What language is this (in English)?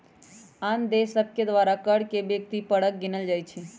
Magahi